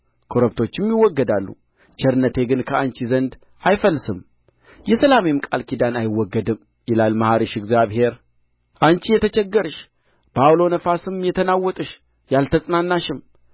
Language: Amharic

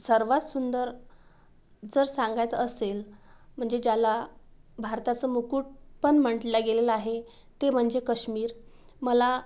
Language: Marathi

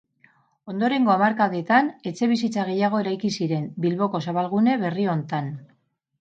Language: Basque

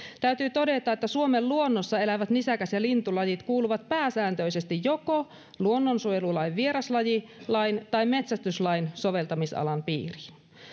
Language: Finnish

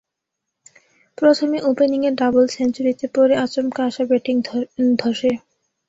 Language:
Bangla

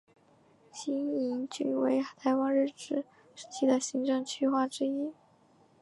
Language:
Chinese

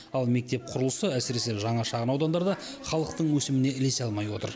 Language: Kazakh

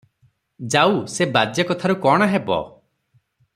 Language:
Odia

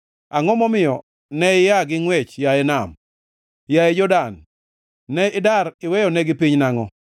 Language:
Luo (Kenya and Tanzania)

